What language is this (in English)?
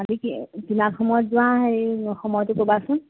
Assamese